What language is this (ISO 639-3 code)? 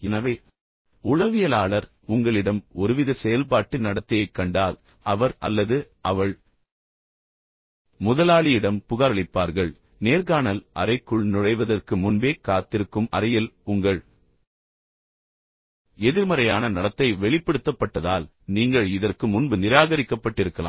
tam